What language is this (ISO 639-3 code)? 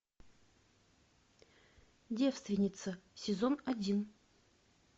rus